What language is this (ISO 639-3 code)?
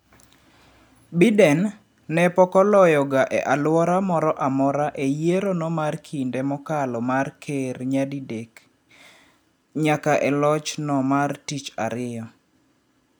luo